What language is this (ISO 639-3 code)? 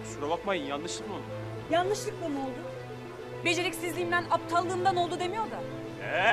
tur